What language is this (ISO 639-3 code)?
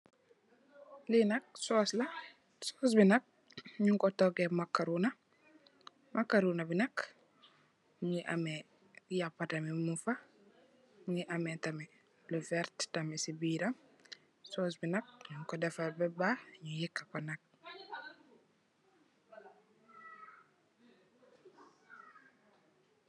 wol